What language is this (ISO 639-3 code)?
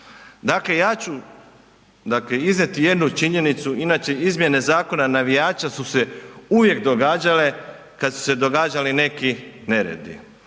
hrv